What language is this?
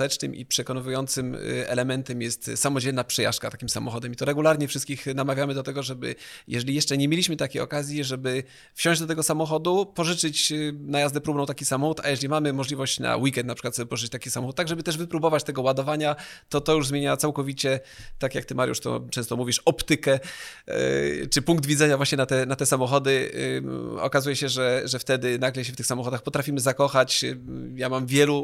Polish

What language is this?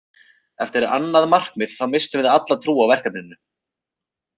Icelandic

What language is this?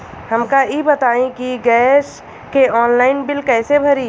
Bhojpuri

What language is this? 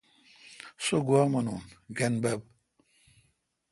Kalkoti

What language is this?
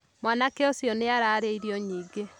Kikuyu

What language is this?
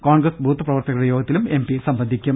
Malayalam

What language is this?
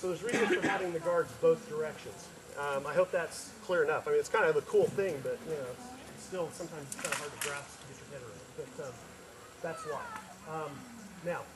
English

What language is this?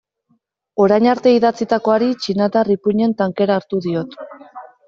Basque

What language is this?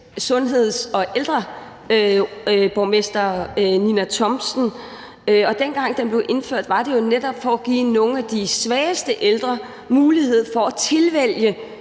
Danish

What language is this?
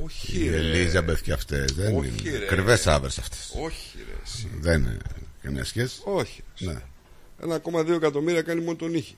Greek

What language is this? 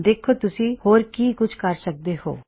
Punjabi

